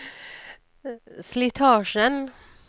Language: Norwegian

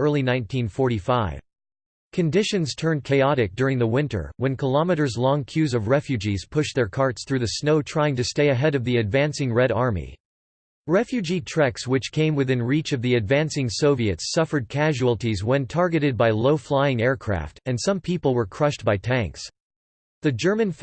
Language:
English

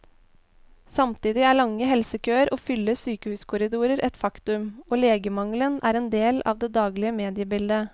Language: Norwegian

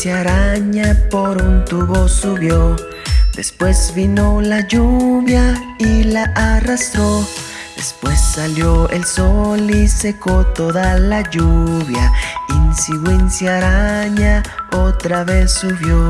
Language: Spanish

